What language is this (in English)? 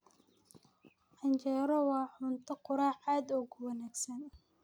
Somali